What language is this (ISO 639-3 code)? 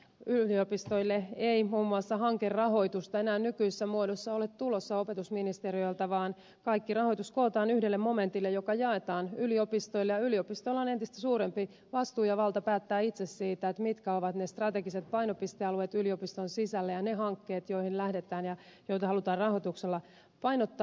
fin